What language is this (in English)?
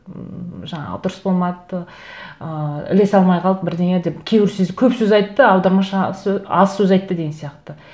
Kazakh